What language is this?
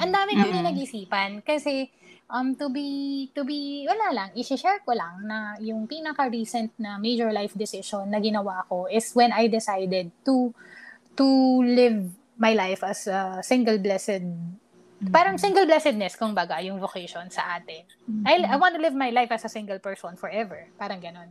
Filipino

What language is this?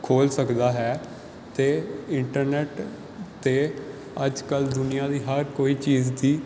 Punjabi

